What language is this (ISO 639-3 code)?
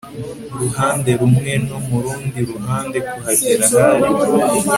kin